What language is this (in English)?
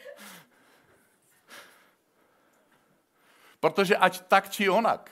Czech